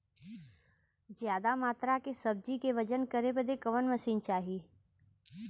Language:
Bhojpuri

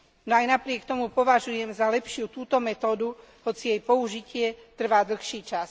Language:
Slovak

